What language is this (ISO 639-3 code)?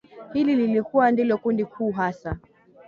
swa